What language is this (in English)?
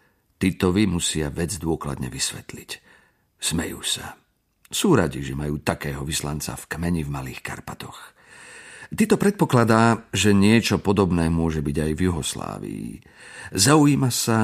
Slovak